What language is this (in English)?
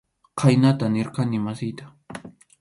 Arequipa-La Unión Quechua